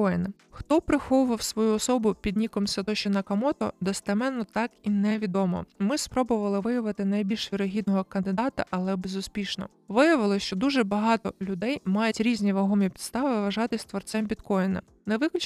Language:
Ukrainian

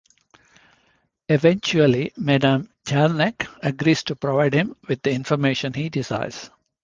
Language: English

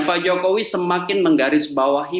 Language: Indonesian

